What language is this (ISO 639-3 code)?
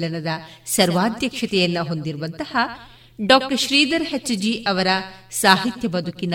kan